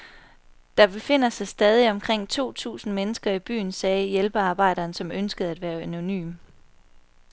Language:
Danish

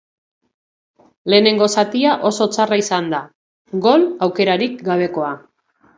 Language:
Basque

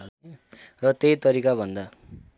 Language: Nepali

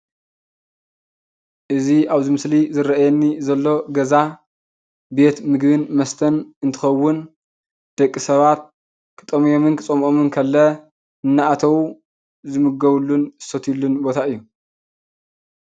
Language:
Tigrinya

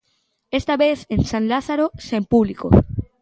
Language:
Galician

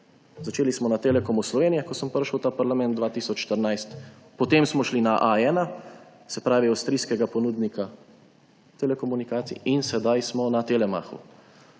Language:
Slovenian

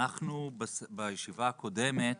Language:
Hebrew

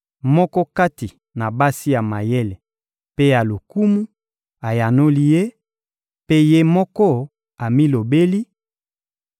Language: Lingala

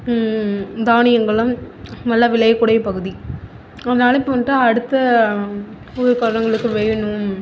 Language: Tamil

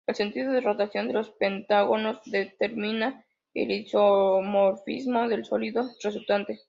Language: Spanish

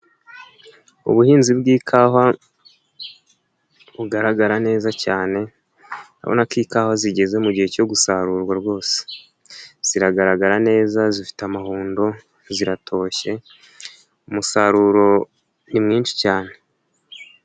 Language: Kinyarwanda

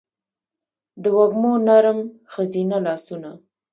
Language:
Pashto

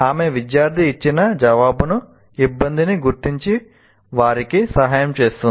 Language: Telugu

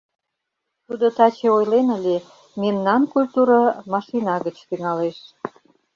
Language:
Mari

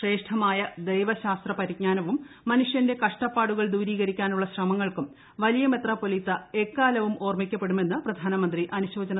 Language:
Malayalam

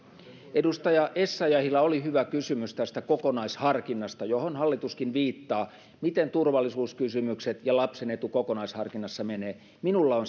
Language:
Finnish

